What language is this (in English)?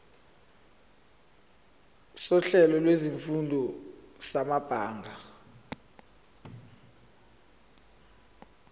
Zulu